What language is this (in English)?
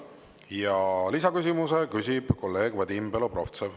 Estonian